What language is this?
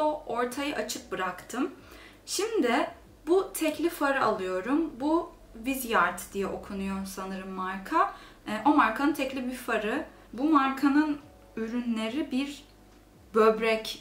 Turkish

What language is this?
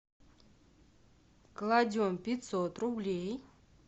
Russian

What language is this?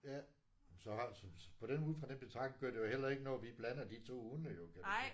Danish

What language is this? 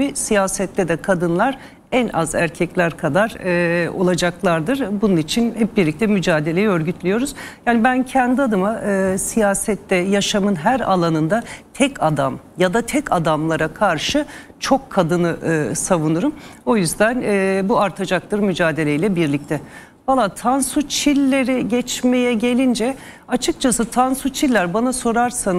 Turkish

